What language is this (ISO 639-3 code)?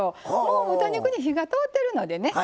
jpn